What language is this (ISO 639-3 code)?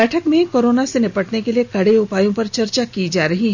hin